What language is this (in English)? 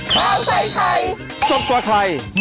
Thai